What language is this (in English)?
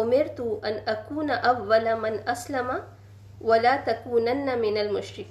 Urdu